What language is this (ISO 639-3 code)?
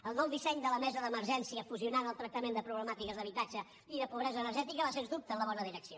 cat